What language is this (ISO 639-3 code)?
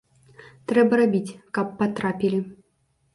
bel